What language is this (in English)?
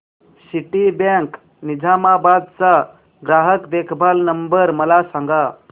Marathi